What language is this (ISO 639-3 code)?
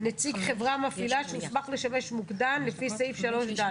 heb